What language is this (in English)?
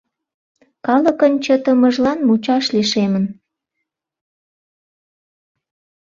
Mari